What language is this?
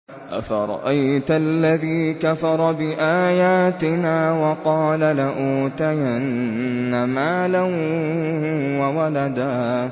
Arabic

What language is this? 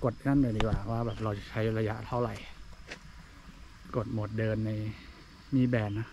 Thai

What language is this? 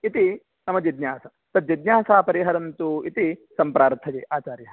Sanskrit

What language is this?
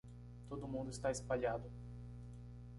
Portuguese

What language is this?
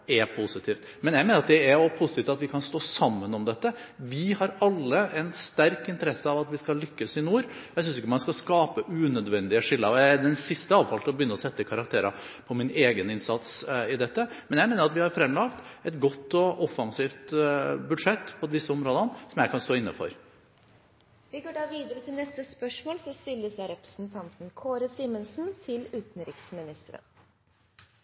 Norwegian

